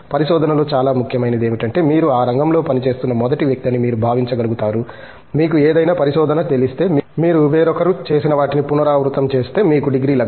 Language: Telugu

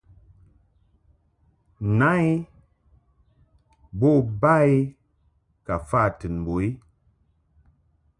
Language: Mungaka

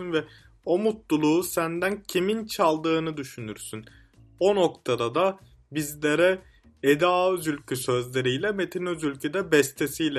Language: Turkish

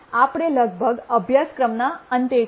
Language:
Gujarati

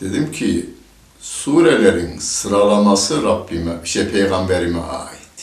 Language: Turkish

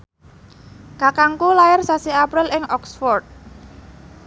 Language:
Javanese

